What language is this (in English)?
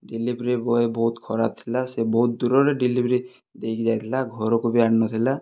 Odia